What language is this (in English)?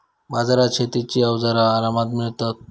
Marathi